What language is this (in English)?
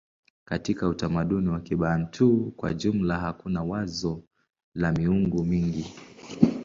Swahili